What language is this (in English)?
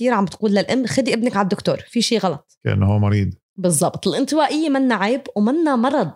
Arabic